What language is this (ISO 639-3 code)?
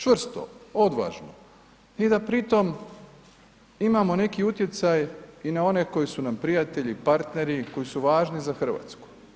hrv